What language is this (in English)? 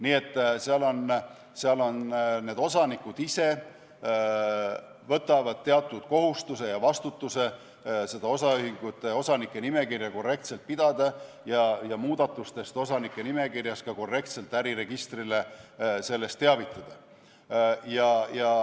Estonian